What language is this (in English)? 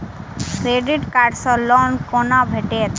Maithili